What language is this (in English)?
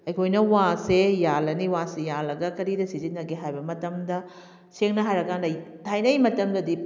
Manipuri